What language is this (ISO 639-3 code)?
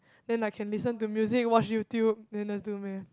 eng